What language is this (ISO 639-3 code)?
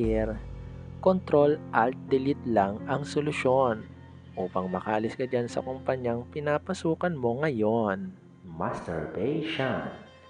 fil